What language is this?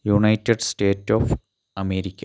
Malayalam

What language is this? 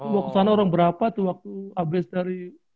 Indonesian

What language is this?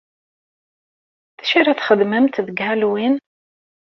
Kabyle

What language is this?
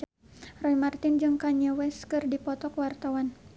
Sundanese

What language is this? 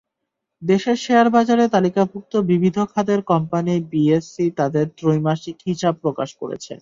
Bangla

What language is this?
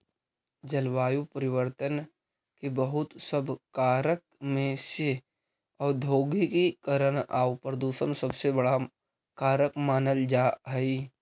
Magahi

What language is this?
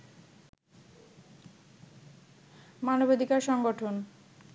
Bangla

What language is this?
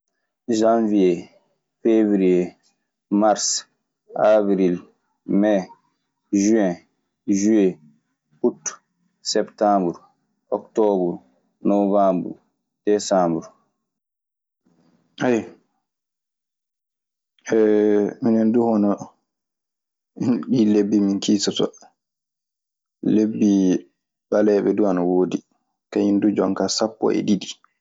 Maasina Fulfulde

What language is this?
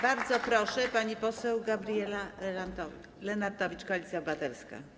Polish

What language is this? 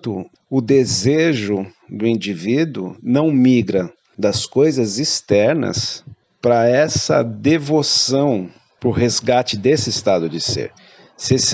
Portuguese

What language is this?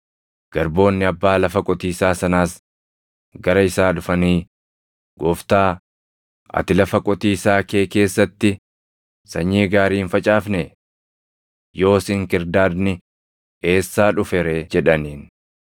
Oromo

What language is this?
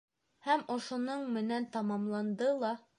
Bashkir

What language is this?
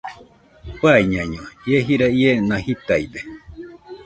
Nüpode Huitoto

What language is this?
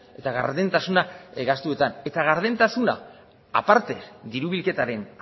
Basque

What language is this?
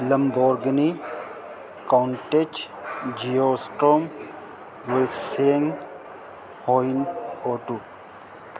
Urdu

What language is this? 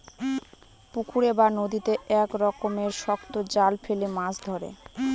Bangla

